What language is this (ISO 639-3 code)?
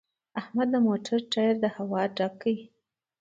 pus